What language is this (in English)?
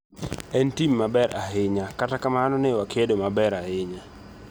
Luo (Kenya and Tanzania)